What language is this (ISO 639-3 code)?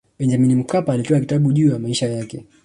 swa